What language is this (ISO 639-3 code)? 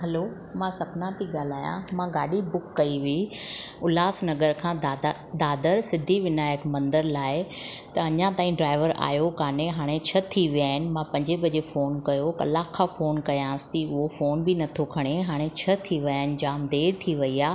snd